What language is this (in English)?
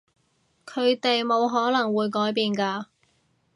Cantonese